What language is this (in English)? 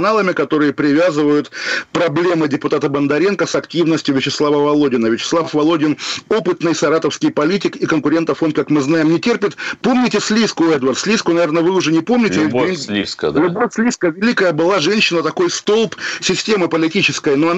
Russian